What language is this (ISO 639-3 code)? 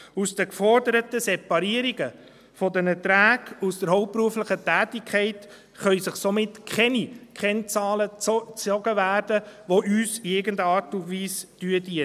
gsw